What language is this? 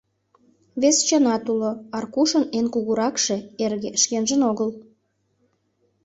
Mari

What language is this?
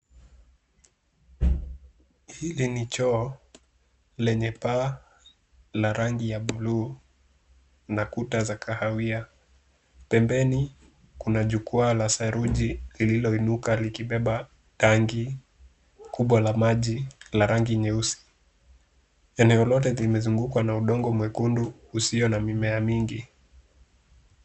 Swahili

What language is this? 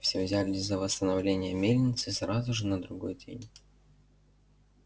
Russian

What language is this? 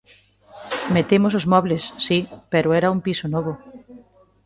Galician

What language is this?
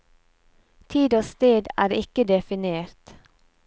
Norwegian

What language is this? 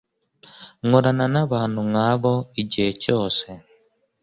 Kinyarwanda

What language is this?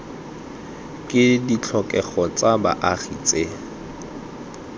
Tswana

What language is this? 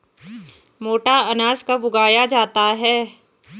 Hindi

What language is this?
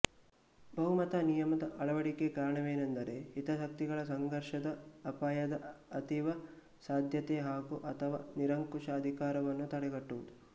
Kannada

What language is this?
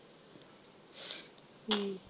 Punjabi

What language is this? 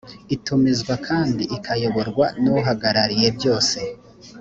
Kinyarwanda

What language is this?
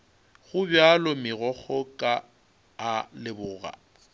Northern Sotho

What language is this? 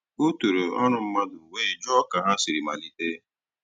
Igbo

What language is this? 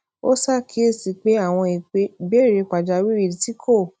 Yoruba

